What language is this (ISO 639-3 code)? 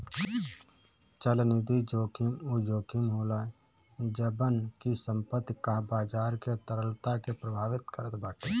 bho